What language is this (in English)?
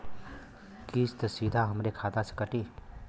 Bhojpuri